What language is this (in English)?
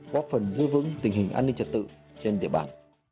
Vietnamese